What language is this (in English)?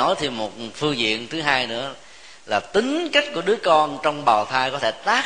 Vietnamese